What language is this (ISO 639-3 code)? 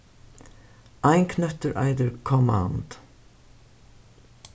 fao